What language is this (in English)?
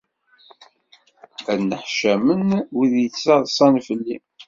Kabyle